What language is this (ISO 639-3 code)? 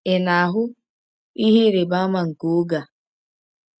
ibo